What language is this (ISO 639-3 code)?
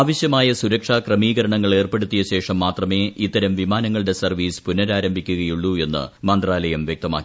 mal